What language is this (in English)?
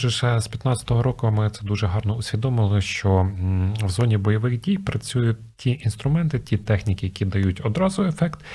Ukrainian